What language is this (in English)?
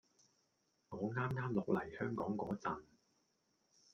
Cantonese